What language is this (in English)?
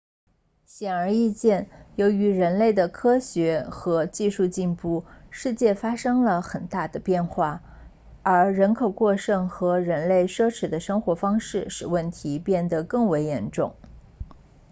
Chinese